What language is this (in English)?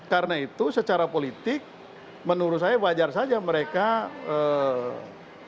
Indonesian